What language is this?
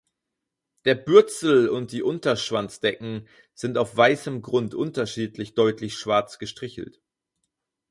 German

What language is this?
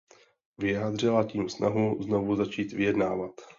Czech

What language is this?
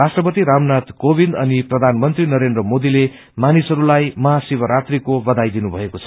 Nepali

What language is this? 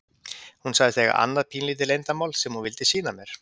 Icelandic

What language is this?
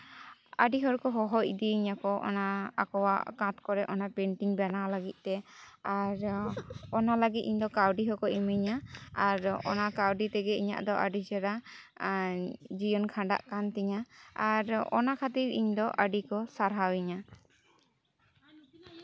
Santali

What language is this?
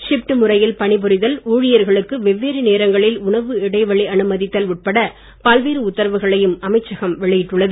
Tamil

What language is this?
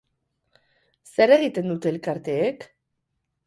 Basque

